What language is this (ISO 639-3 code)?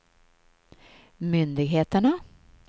swe